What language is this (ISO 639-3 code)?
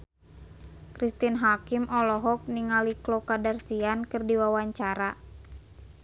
sun